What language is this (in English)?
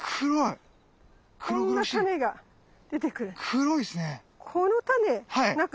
Japanese